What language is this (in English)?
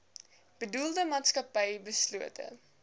Afrikaans